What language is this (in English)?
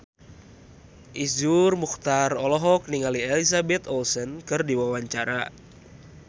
Sundanese